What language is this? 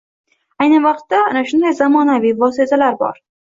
Uzbek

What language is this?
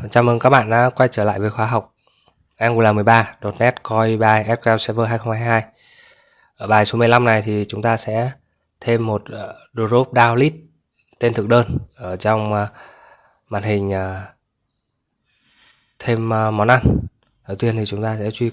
Vietnamese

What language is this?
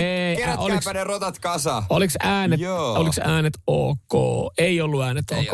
Finnish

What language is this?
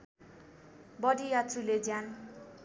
Nepali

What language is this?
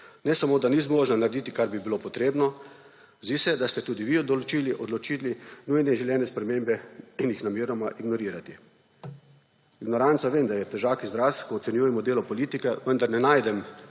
Slovenian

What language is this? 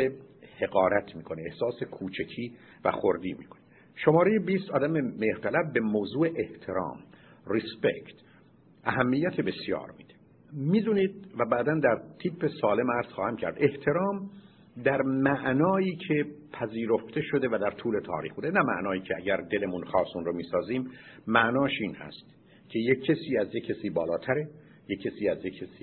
Persian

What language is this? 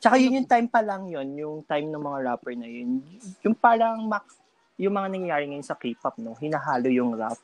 Filipino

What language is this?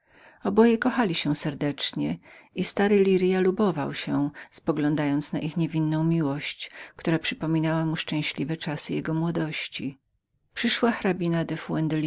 Polish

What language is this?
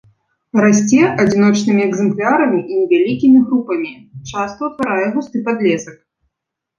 Belarusian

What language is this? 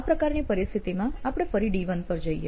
Gujarati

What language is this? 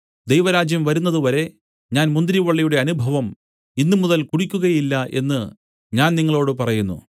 Malayalam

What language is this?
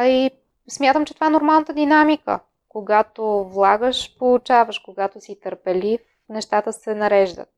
Bulgarian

